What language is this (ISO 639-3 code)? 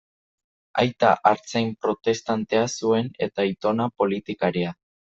eus